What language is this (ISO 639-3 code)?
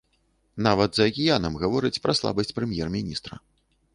bel